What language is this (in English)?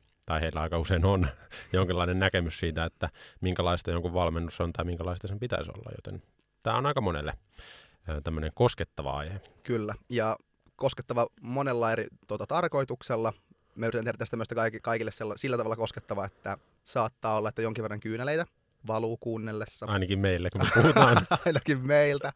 Finnish